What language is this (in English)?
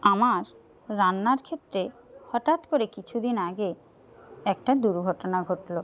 Bangla